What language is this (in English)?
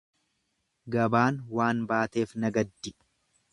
Oromo